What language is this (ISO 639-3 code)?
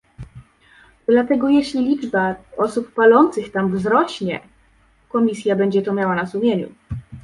pol